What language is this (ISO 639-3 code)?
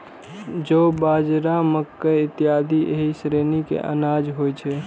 mai